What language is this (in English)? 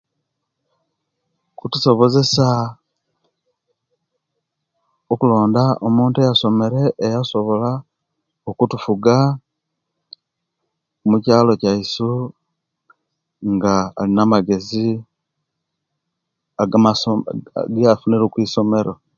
Kenyi